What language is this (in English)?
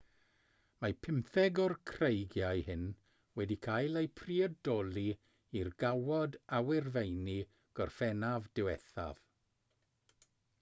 Welsh